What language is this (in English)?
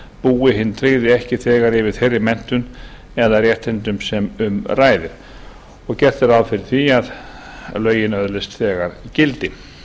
Icelandic